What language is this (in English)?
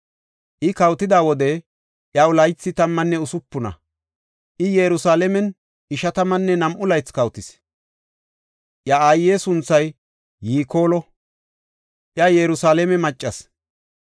Gofa